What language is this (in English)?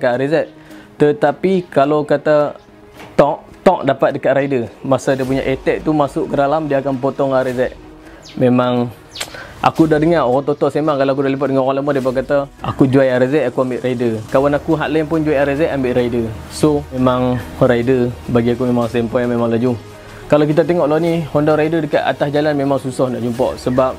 Malay